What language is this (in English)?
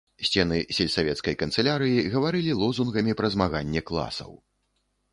Belarusian